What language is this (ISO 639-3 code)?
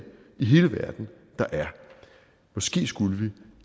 dan